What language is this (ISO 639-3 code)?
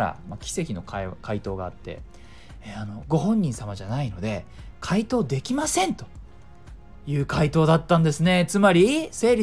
jpn